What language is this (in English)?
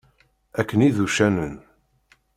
Kabyle